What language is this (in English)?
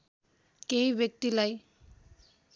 Nepali